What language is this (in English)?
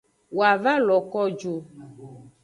Aja (Benin)